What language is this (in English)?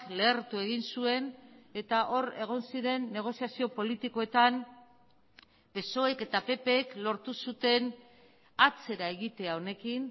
Basque